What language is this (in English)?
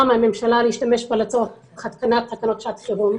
Hebrew